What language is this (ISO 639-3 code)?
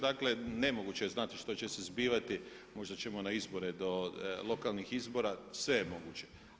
hrv